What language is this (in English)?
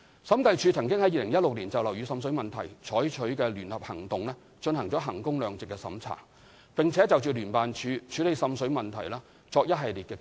Cantonese